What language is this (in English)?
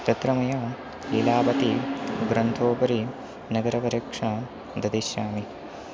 Sanskrit